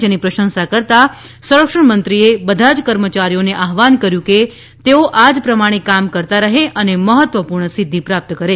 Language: Gujarati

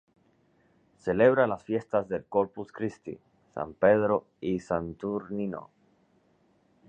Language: Spanish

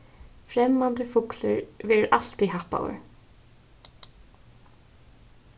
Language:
Faroese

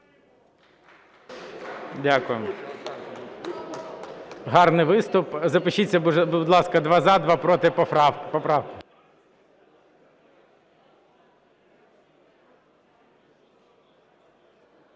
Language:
Ukrainian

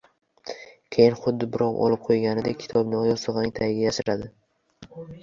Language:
Uzbek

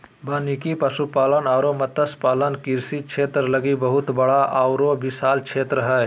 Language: Magahi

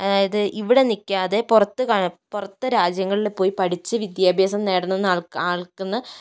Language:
Malayalam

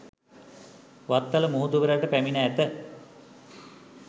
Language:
Sinhala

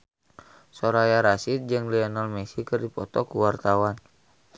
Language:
Sundanese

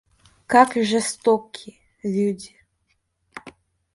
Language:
Russian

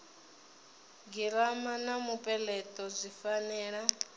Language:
Venda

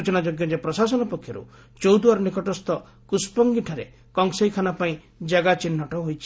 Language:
Odia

